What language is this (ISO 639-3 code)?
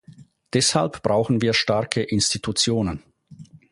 deu